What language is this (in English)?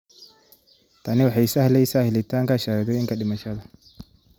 Somali